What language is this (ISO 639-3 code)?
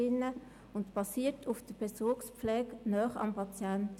gsw